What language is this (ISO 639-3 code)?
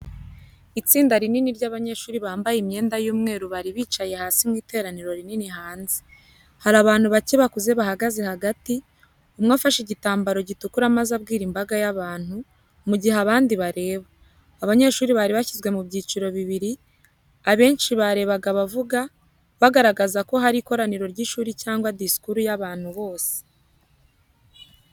kin